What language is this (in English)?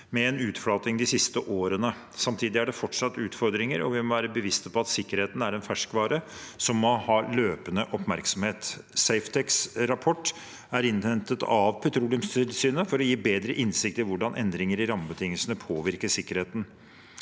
Norwegian